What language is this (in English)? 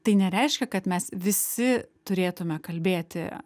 Lithuanian